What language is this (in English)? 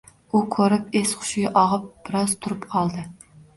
Uzbek